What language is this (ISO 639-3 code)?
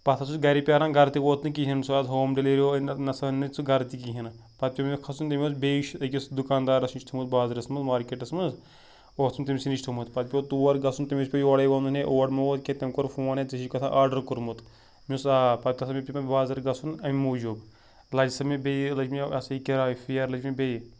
kas